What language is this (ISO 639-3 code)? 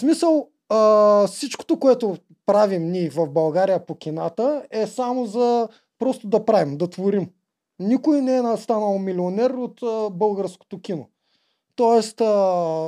bul